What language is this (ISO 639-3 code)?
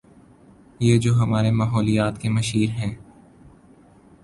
urd